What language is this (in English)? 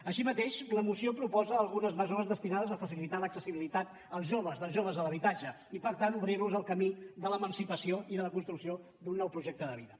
Catalan